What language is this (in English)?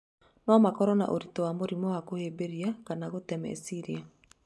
Kikuyu